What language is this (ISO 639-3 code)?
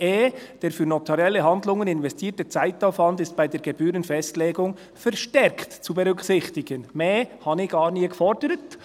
gsw